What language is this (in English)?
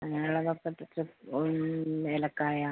Malayalam